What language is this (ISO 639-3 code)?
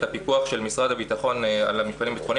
heb